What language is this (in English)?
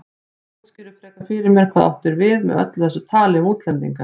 Icelandic